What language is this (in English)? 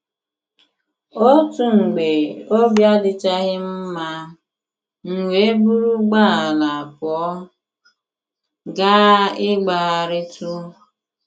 Igbo